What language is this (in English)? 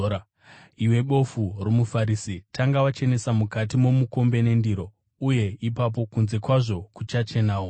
Shona